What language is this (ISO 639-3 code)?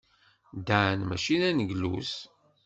kab